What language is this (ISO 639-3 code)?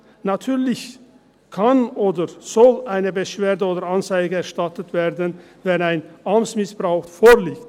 gsw